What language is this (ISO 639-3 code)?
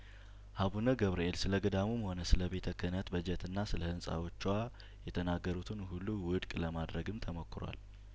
amh